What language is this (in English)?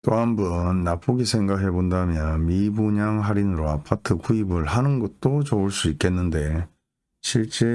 Korean